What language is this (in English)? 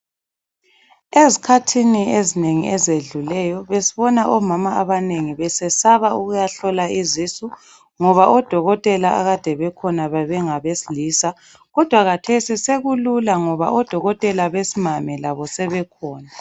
North Ndebele